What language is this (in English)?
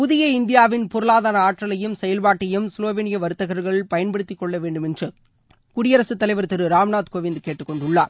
Tamil